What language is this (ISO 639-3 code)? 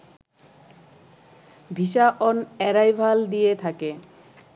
ben